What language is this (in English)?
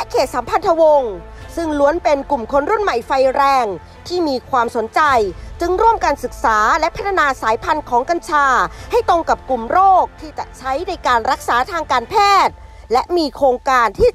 Thai